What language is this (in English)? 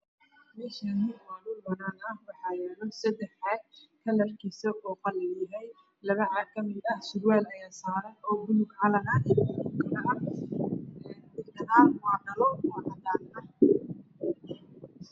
Somali